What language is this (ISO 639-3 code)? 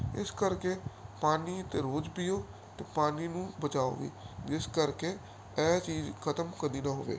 pan